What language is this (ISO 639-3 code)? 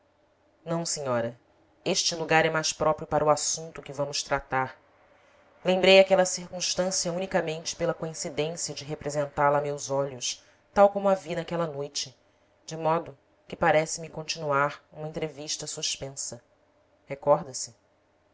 por